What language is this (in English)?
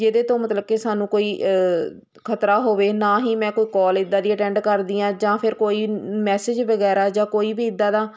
Punjabi